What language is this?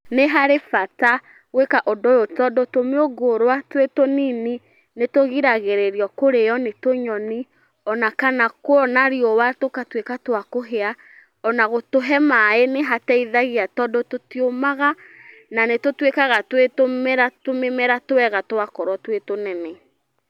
Kikuyu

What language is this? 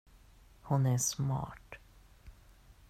Swedish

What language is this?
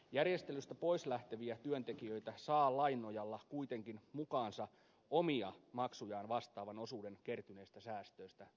Finnish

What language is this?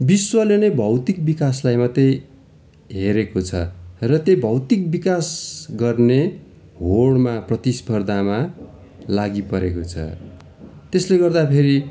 Nepali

